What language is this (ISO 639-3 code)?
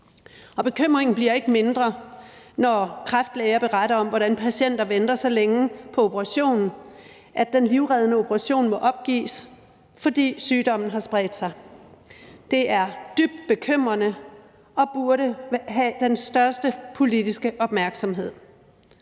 dan